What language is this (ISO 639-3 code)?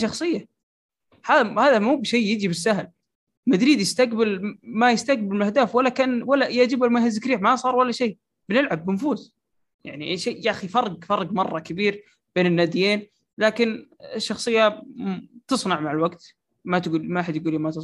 ara